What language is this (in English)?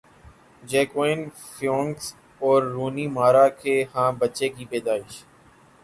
Urdu